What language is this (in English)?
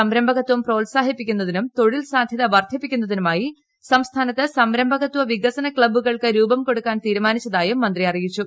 Malayalam